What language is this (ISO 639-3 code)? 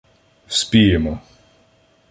ukr